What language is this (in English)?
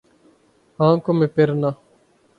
Urdu